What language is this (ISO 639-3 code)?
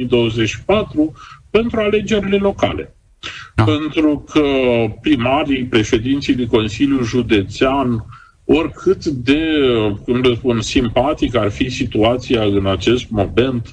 ron